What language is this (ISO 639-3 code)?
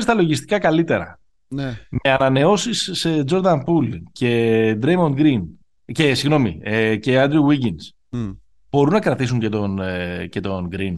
ell